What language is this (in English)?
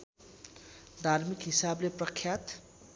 Nepali